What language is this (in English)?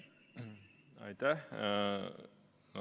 Estonian